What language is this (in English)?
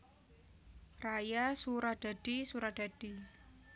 Javanese